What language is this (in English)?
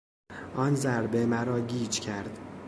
Persian